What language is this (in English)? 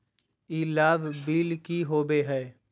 Magahi